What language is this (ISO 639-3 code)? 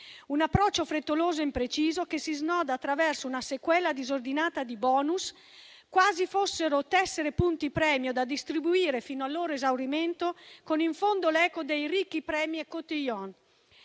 ita